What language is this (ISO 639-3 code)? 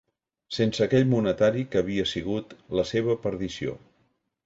cat